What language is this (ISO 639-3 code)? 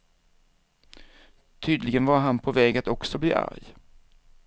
swe